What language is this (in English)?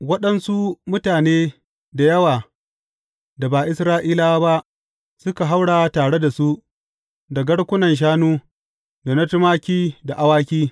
Hausa